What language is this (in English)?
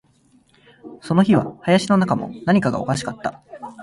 Japanese